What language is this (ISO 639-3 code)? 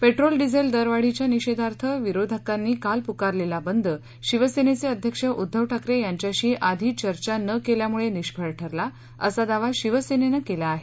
mar